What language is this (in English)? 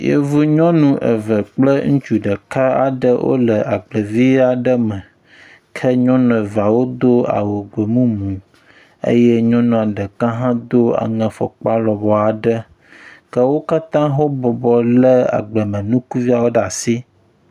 Ewe